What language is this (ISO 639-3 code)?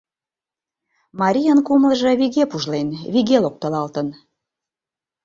chm